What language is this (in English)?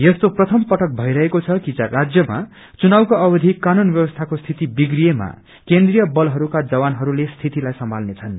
Nepali